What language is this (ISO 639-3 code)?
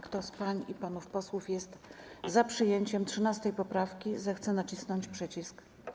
pol